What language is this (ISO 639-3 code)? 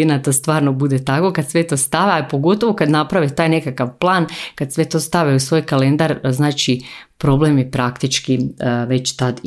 hrv